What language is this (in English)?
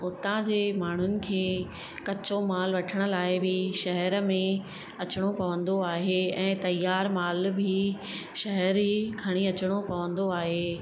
Sindhi